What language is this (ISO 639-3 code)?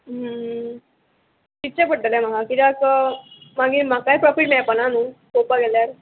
kok